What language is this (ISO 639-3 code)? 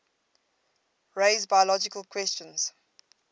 eng